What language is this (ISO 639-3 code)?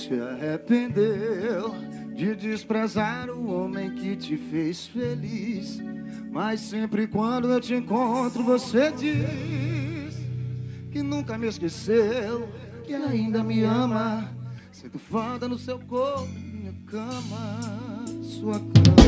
por